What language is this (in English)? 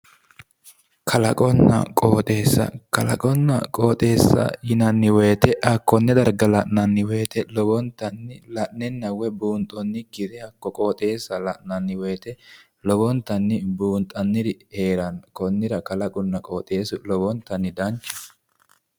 Sidamo